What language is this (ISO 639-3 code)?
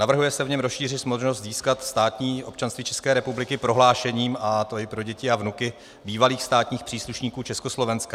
ces